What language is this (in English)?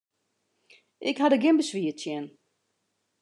Western Frisian